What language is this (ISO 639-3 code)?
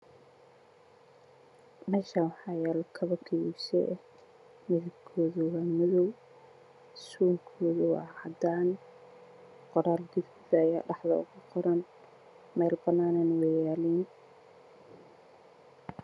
som